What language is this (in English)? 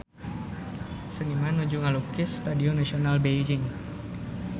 Sundanese